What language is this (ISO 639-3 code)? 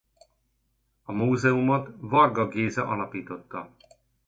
hun